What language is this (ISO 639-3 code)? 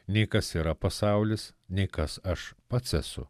lit